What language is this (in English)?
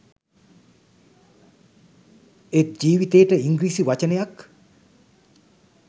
Sinhala